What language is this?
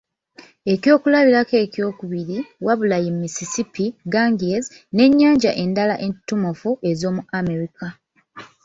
Ganda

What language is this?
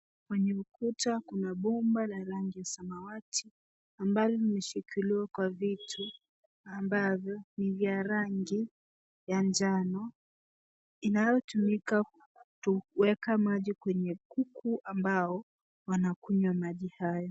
Swahili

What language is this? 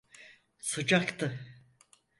Turkish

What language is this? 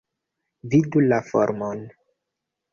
Esperanto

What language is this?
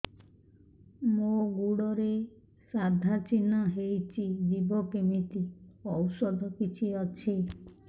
Odia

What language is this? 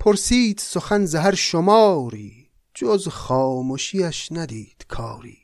Persian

